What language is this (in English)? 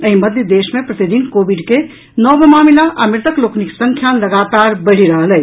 Maithili